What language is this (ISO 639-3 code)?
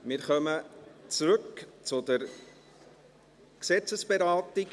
gsw